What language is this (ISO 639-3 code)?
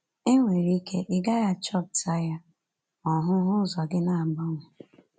ibo